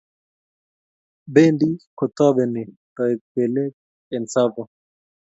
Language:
Kalenjin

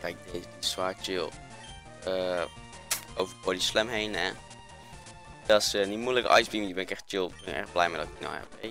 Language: Dutch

